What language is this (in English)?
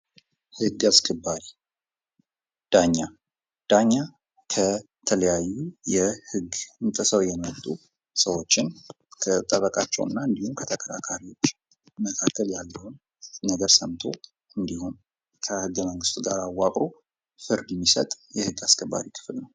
Amharic